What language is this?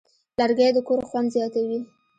Pashto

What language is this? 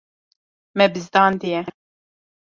Kurdish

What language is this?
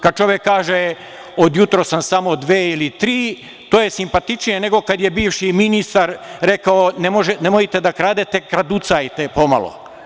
Serbian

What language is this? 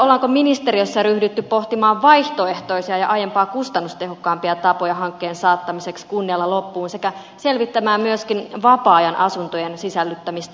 Finnish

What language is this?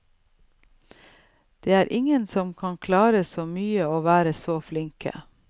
Norwegian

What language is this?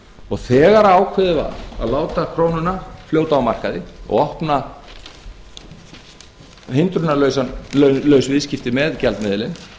Icelandic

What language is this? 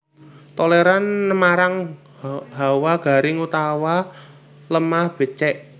Javanese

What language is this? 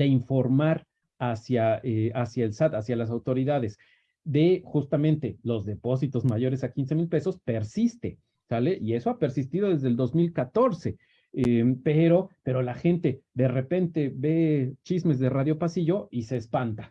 Spanish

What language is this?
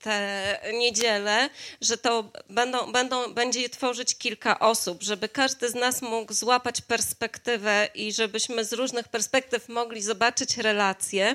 Polish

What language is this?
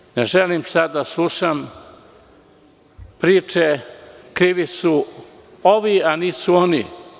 Serbian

